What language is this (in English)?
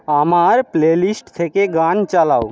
Bangla